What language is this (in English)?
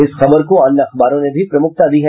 Hindi